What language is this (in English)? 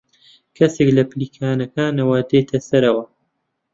Central Kurdish